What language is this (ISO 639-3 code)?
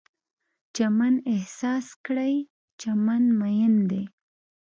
pus